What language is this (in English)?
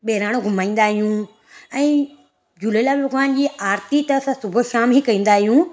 Sindhi